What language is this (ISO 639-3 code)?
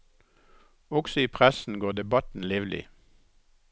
nor